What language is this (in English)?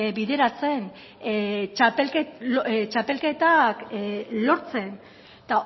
Basque